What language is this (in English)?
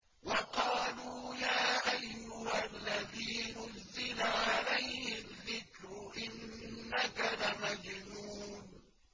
Arabic